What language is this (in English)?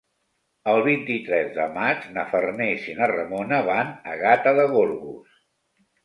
Catalan